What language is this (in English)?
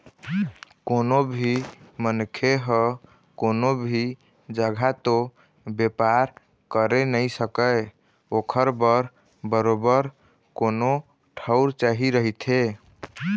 Chhattisgarhi